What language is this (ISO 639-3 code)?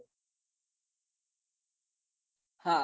guj